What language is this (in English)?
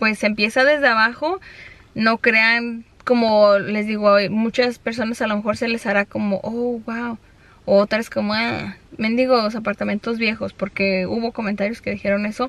Spanish